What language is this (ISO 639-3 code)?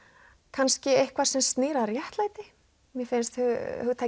isl